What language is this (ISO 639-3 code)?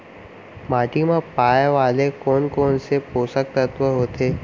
hne